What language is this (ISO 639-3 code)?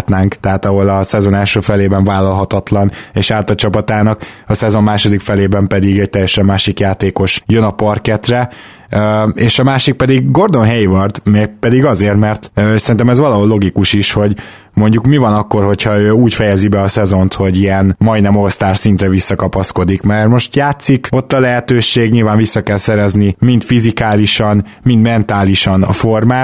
hun